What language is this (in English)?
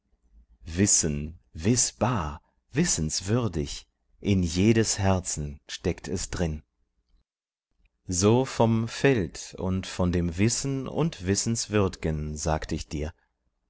German